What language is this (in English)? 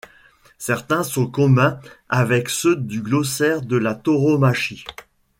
French